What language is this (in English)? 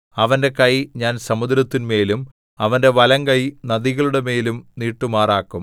Malayalam